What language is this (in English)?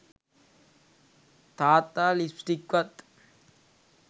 Sinhala